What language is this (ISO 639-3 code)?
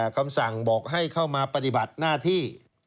tha